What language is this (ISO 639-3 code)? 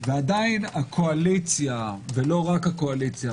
heb